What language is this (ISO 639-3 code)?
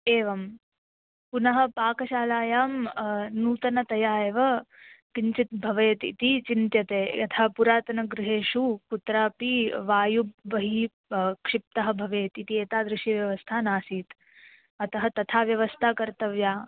san